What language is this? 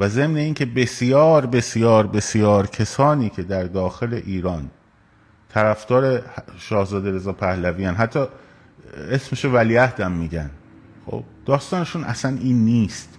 Persian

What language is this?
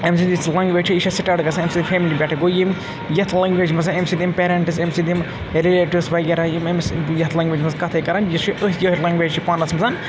Kashmiri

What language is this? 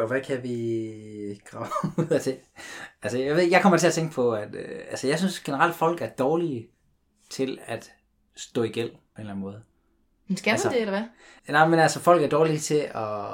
Danish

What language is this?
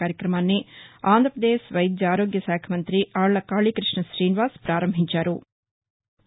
Telugu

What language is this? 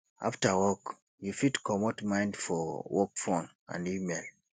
Nigerian Pidgin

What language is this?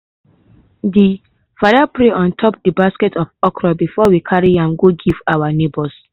Nigerian Pidgin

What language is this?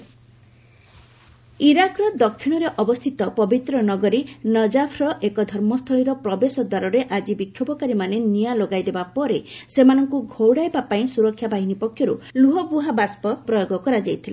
Odia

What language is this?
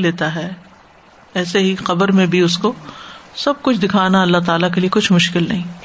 Urdu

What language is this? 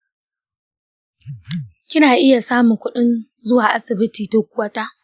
Hausa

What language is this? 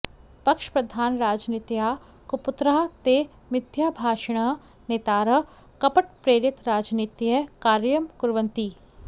Sanskrit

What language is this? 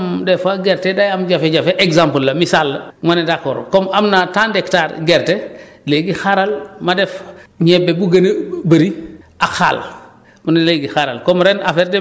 Wolof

